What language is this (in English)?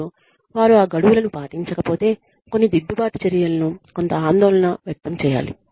Telugu